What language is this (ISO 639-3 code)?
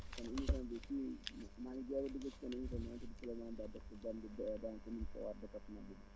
wol